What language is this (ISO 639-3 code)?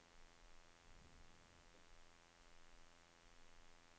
nor